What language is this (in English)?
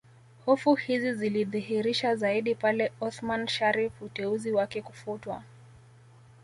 Swahili